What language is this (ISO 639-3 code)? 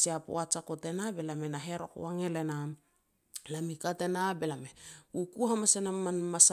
pex